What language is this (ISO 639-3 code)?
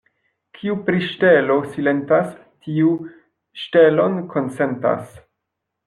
epo